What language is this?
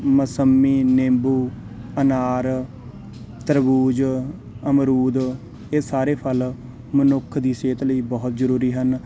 Punjabi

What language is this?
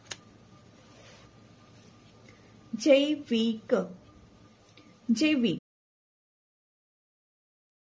Gujarati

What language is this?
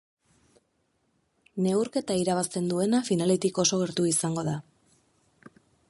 Basque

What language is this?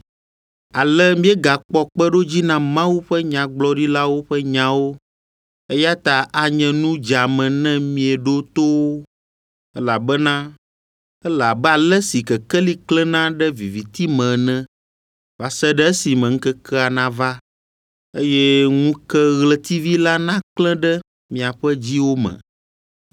Ewe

